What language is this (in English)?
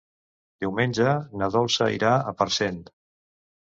Catalan